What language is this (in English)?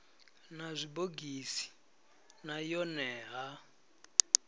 Venda